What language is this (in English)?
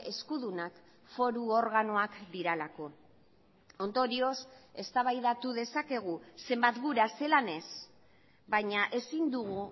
Basque